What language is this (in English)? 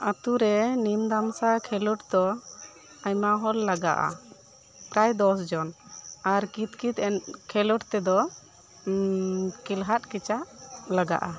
Santali